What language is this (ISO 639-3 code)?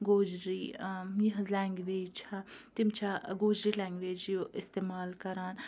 kas